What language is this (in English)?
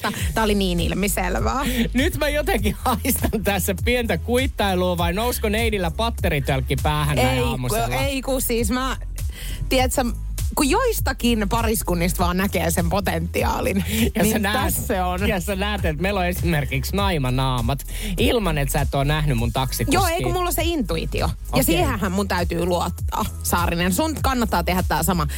Finnish